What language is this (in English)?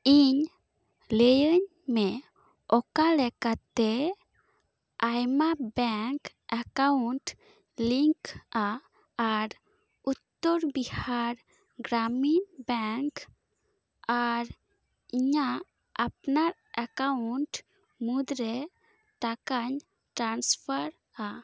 Santali